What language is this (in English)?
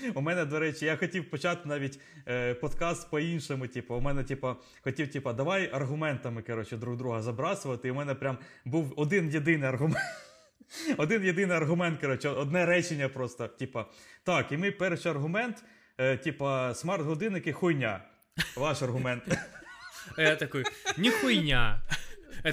Ukrainian